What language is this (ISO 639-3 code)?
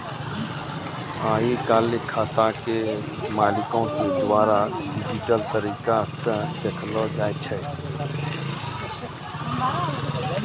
mai